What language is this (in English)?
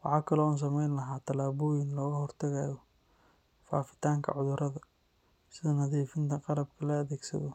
Somali